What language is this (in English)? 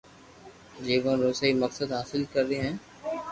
Loarki